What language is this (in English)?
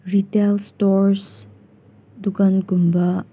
Manipuri